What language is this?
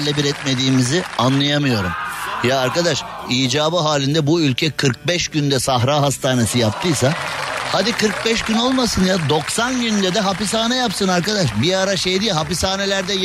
Turkish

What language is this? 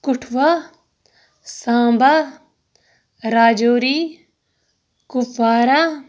Kashmiri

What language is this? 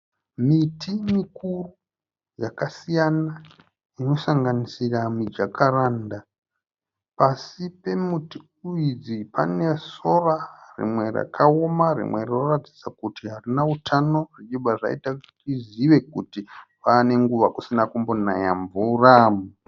Shona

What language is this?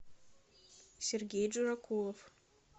Russian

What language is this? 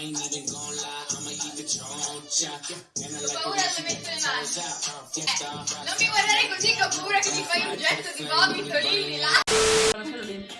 Italian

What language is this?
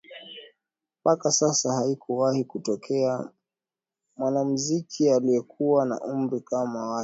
Swahili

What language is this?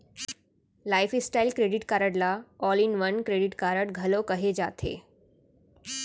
Chhattisgarhi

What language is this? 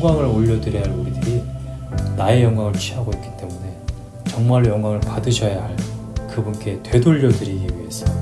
Korean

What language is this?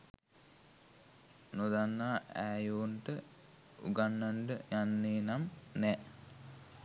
Sinhala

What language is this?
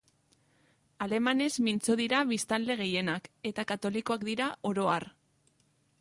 Basque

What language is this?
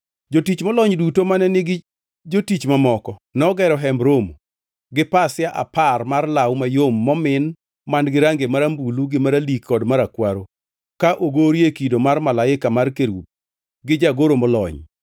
Luo (Kenya and Tanzania)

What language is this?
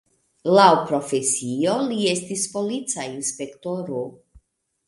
Esperanto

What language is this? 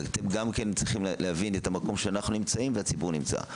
Hebrew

